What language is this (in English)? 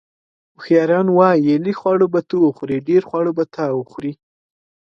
Pashto